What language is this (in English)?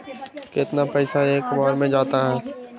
Magahi